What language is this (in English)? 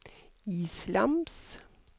Norwegian